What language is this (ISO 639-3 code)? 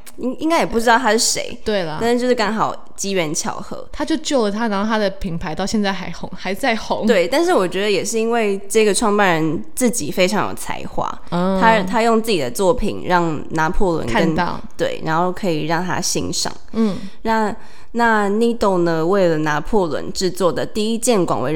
zho